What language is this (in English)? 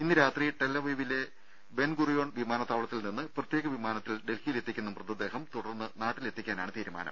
Malayalam